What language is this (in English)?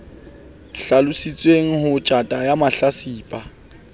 Southern Sotho